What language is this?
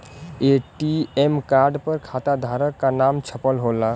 Bhojpuri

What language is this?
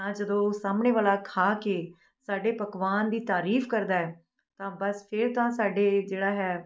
Punjabi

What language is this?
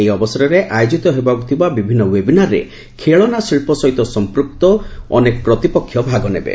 Odia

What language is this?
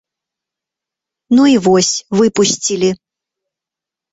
Belarusian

